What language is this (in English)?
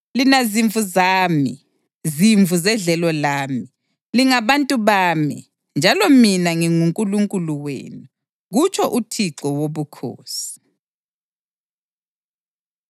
North Ndebele